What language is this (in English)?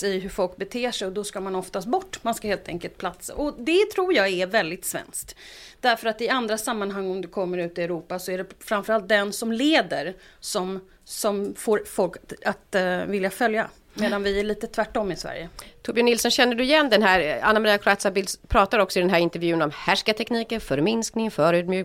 Swedish